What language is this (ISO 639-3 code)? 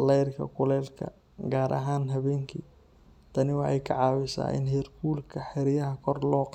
som